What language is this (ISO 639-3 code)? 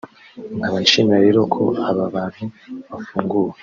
kin